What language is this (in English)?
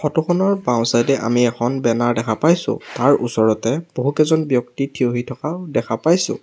Assamese